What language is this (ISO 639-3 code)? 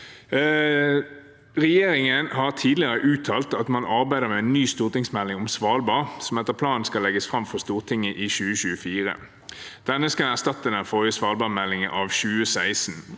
nor